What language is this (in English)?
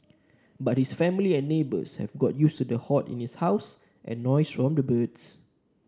English